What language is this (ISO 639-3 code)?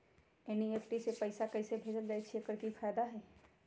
mag